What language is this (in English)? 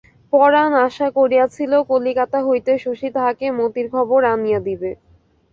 Bangla